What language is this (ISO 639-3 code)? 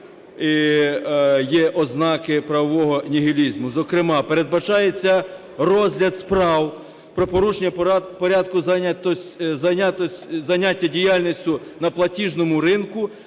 ukr